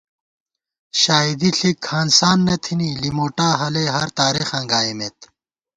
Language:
Gawar-Bati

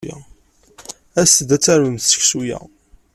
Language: Kabyle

